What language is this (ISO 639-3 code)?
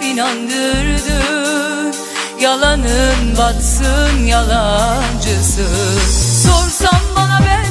tur